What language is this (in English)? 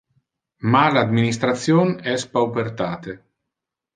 Interlingua